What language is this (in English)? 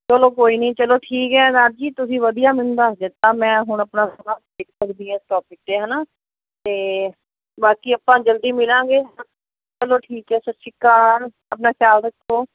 Punjabi